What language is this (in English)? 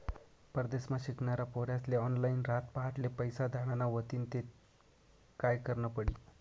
Marathi